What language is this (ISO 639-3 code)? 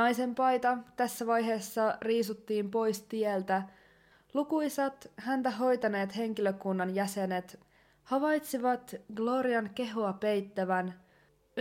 fin